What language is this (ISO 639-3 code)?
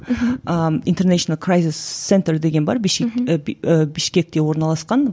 kaz